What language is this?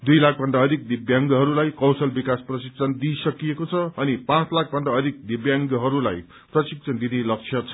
Nepali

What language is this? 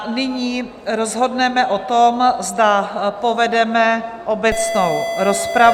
Czech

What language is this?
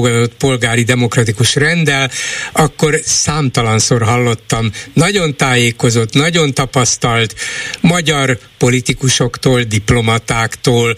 Hungarian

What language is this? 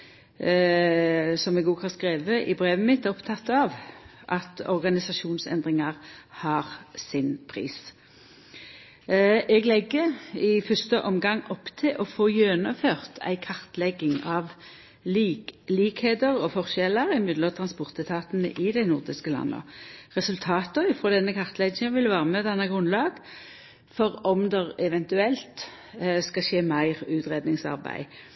Norwegian Nynorsk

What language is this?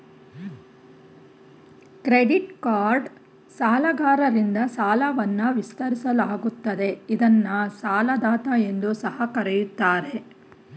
Kannada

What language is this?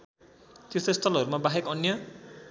Nepali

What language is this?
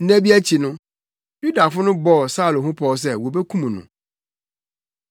Akan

